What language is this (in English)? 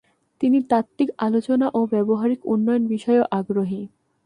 Bangla